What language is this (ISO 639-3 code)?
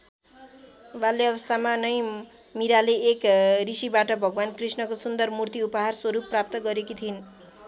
nep